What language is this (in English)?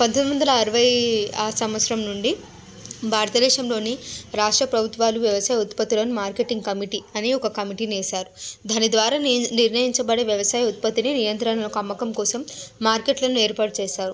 Telugu